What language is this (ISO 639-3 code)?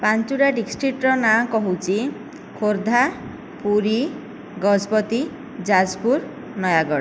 ori